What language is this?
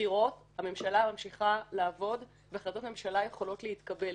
Hebrew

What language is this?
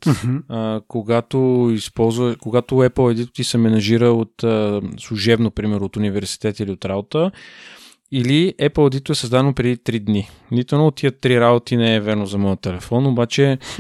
Bulgarian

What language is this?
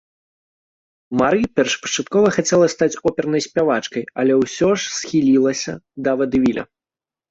Belarusian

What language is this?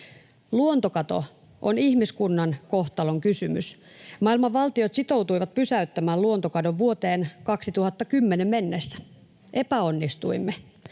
Finnish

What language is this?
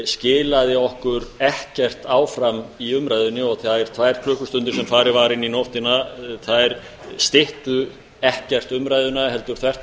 Icelandic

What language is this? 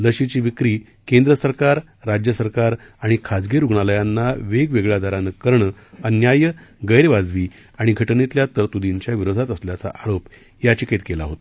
Marathi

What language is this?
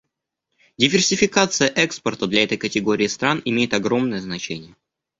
Russian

